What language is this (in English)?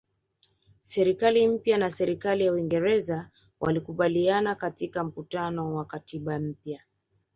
Swahili